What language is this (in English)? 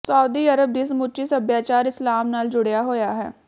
Punjabi